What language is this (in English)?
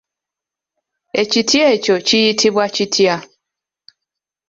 Ganda